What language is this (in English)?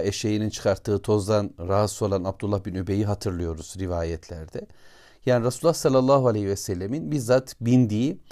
Turkish